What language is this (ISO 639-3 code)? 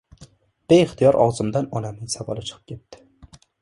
uzb